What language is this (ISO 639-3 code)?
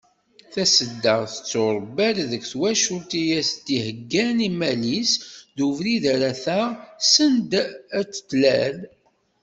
kab